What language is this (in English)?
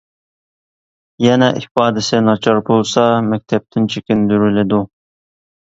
Uyghur